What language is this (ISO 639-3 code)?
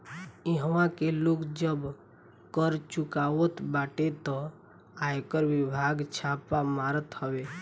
bho